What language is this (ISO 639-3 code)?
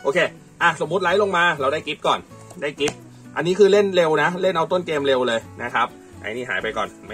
tha